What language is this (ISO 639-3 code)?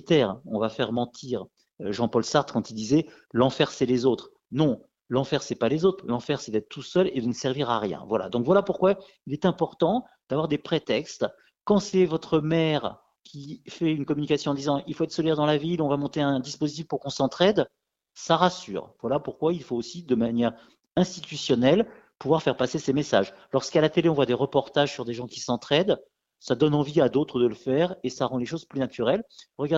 fra